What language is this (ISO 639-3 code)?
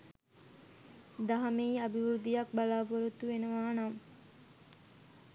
sin